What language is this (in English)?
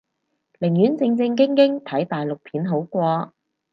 Cantonese